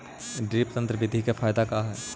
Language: Magahi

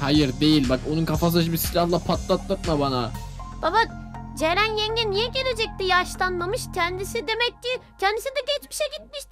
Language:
Turkish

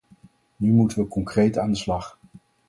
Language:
Dutch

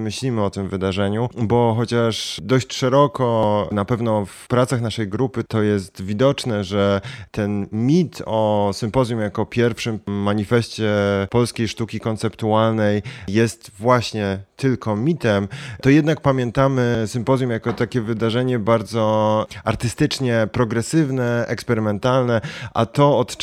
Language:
Polish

